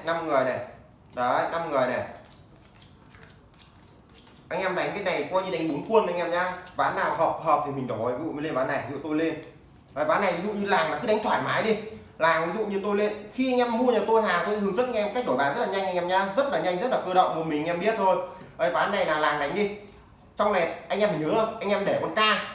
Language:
Vietnamese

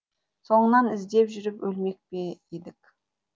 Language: Kazakh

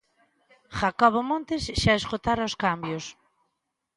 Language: Galician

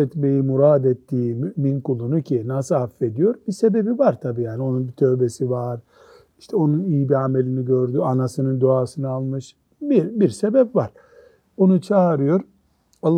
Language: Turkish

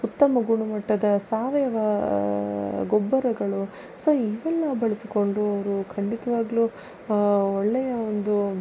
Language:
Kannada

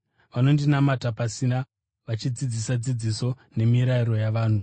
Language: Shona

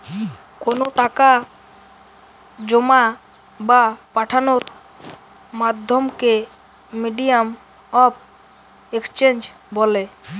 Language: Bangla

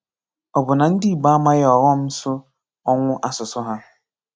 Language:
Igbo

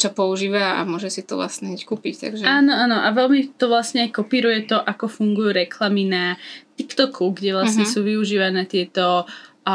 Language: Slovak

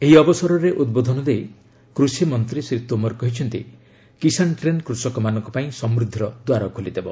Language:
Odia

